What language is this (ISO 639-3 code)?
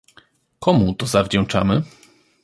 pol